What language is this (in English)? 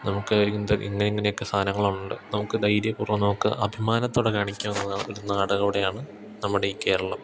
Malayalam